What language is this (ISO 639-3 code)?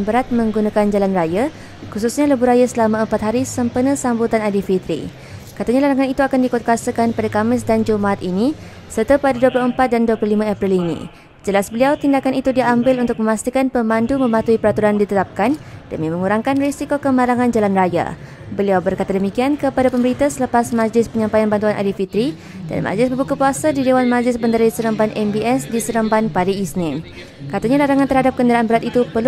msa